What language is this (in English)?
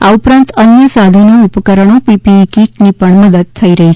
Gujarati